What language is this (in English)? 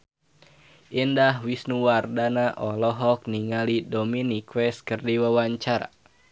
Sundanese